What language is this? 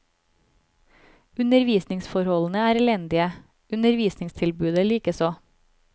Norwegian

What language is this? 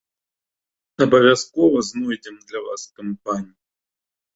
Belarusian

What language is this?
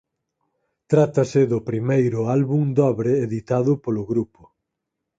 Galician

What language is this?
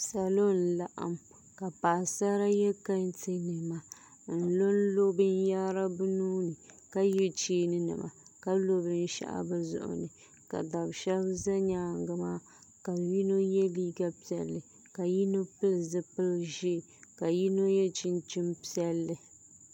Dagbani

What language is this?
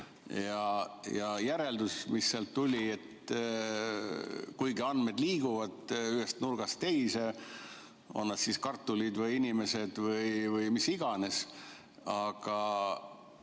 Estonian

